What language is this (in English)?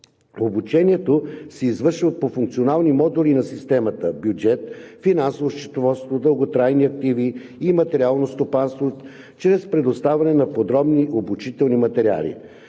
Bulgarian